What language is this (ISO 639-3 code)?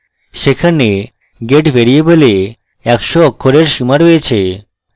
ben